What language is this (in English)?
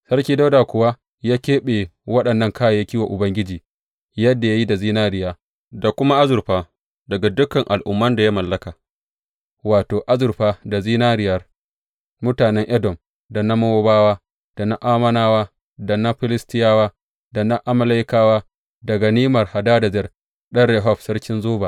Hausa